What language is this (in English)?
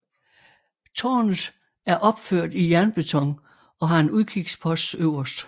Danish